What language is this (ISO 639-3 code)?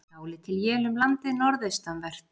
isl